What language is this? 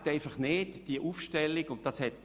Swiss German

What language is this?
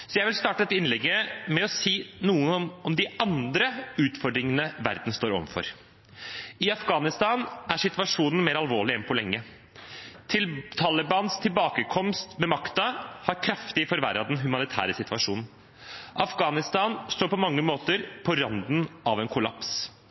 Norwegian Bokmål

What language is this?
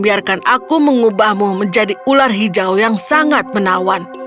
Indonesian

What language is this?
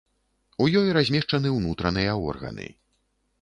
Belarusian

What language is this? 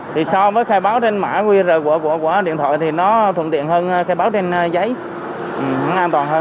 Vietnamese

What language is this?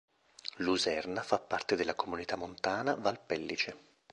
Italian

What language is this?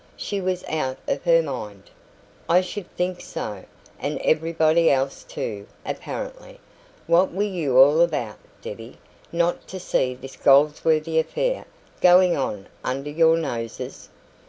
English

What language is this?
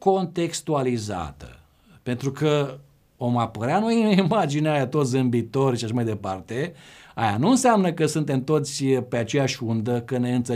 Romanian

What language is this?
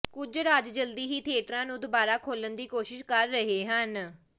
Punjabi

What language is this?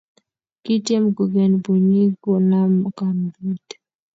Kalenjin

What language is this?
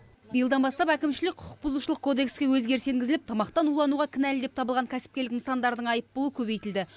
Kazakh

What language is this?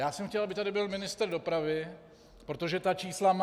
Czech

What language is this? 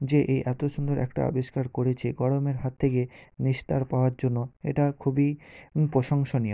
Bangla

